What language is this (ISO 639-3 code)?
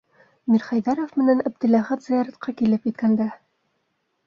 bak